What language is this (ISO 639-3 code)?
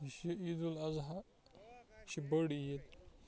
kas